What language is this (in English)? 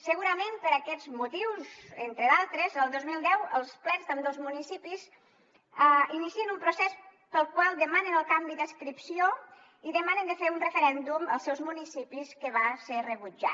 Catalan